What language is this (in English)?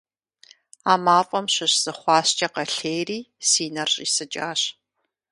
Kabardian